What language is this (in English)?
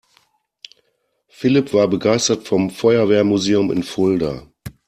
German